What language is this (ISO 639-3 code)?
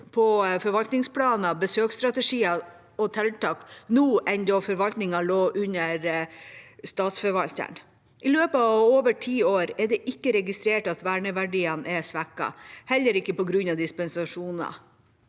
nor